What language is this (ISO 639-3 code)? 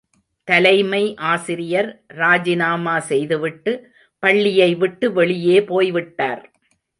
tam